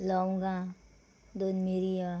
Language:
Konkani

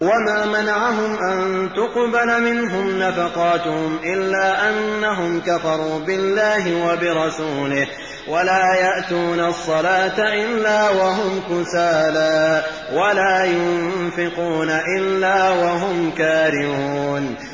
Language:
Arabic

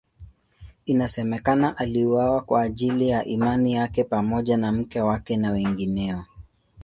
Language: Swahili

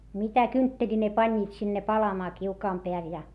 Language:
Finnish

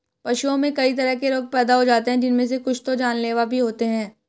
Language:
Hindi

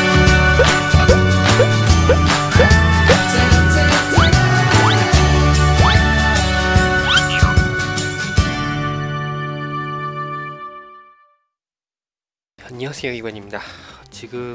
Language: Korean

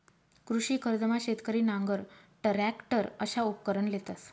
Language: Marathi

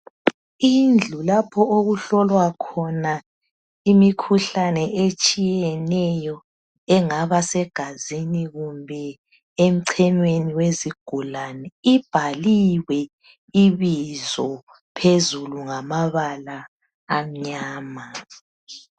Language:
North Ndebele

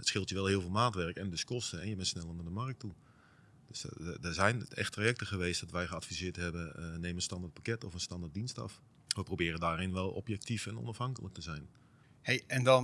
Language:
Dutch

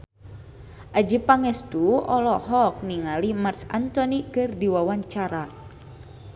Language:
Sundanese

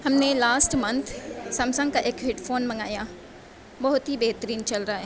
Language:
Urdu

